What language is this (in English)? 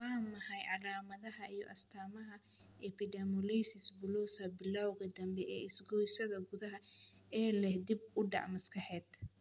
Somali